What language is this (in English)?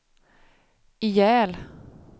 Swedish